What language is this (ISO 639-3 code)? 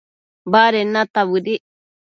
mcf